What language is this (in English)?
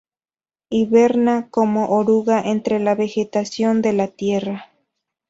Spanish